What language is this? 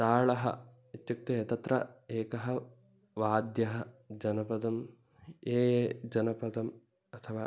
Sanskrit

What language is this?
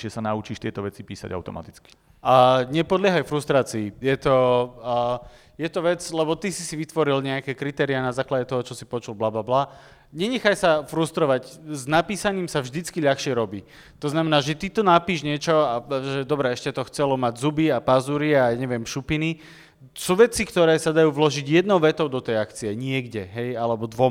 Slovak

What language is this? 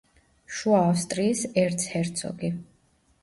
Georgian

